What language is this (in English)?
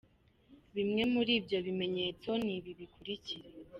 Kinyarwanda